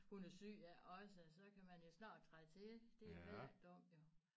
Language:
Danish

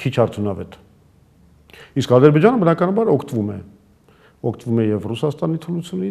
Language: Romanian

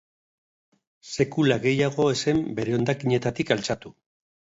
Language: Basque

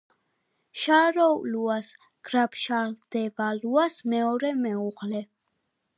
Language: Georgian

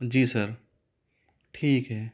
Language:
Hindi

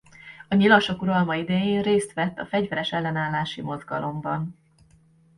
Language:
Hungarian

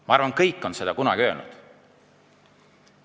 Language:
Estonian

